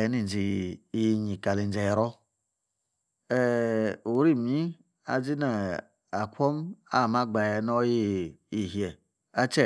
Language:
Yace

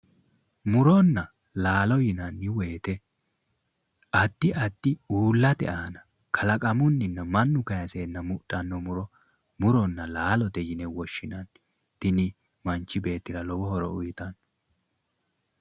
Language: Sidamo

